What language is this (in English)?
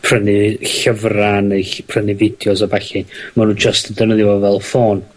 Welsh